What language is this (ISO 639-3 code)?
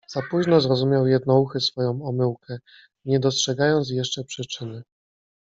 pol